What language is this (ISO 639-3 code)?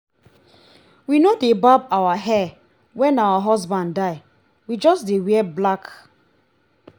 pcm